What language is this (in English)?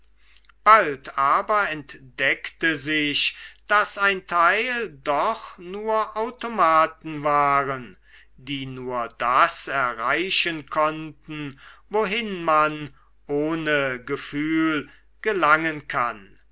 German